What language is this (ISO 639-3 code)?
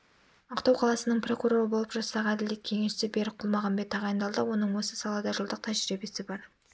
kaz